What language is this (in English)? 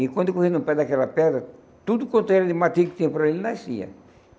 Portuguese